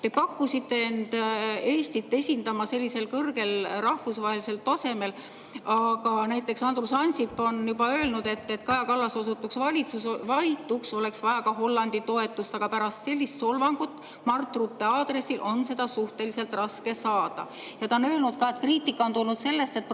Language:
Estonian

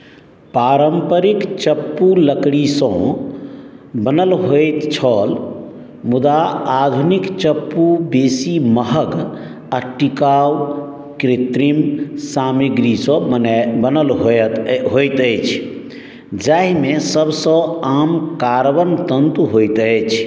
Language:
Maithili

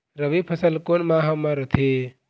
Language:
Chhattisgarhi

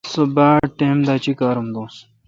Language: Kalkoti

